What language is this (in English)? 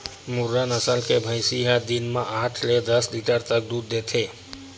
Chhattisgarhi